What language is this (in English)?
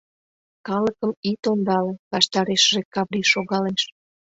Mari